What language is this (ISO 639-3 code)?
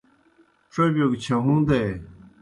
plk